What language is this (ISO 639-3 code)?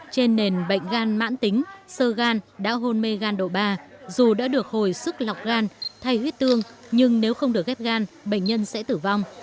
vie